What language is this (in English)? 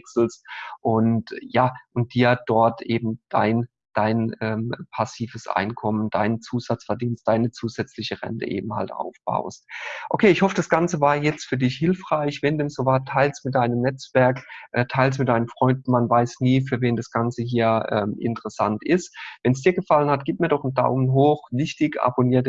German